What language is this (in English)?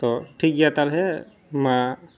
Santali